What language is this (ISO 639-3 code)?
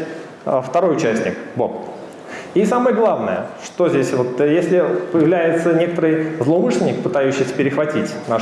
rus